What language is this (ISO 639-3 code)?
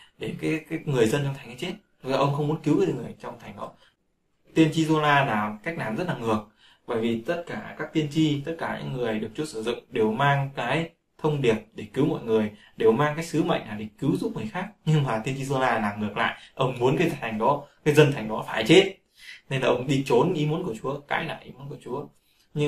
vie